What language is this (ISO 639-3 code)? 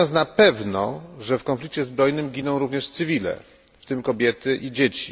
pol